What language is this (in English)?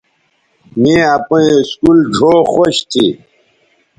Bateri